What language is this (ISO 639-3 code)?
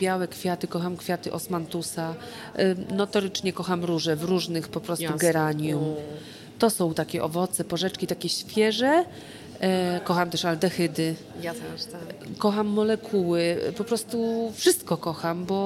pol